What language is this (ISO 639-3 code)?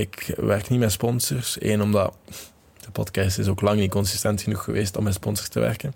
nld